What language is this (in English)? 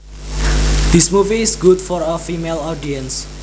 Javanese